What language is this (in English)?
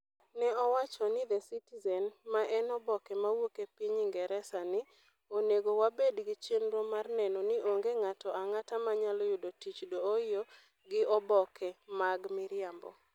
Luo (Kenya and Tanzania)